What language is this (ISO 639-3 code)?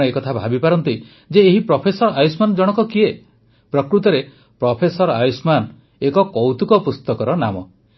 ori